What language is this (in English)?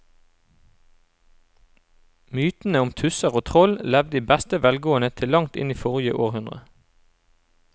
Norwegian